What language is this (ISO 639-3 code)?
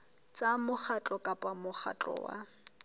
sot